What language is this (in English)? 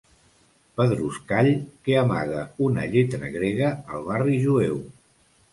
Catalan